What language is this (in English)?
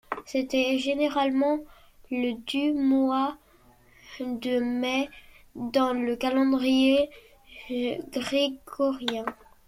French